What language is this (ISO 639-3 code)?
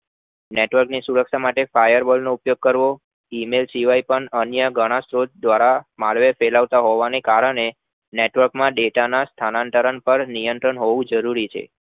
guj